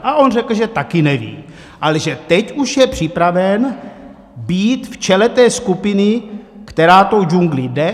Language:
Czech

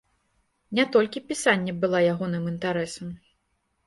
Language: Belarusian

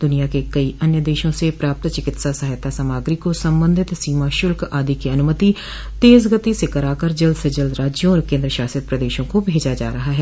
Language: Hindi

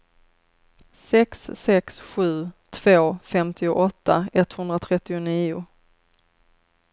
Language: Swedish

